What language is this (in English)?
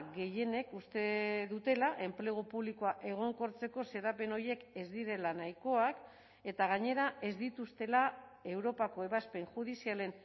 Basque